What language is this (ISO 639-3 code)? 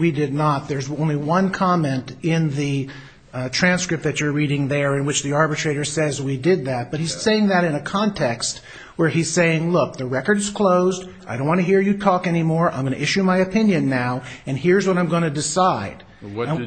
eng